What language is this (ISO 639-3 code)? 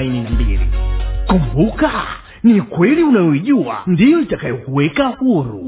swa